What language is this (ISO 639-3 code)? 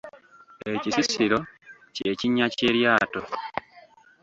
lug